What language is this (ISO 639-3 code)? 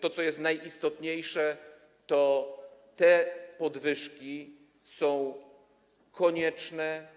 pol